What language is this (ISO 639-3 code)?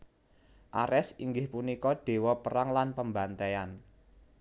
jav